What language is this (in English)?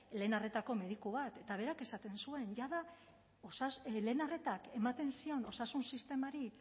Basque